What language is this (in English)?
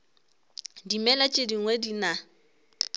Northern Sotho